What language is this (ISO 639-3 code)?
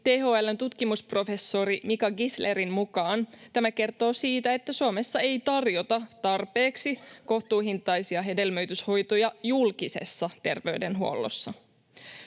fin